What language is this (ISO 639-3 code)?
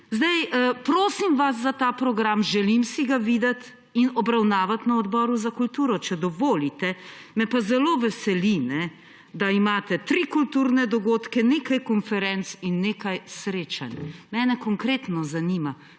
slv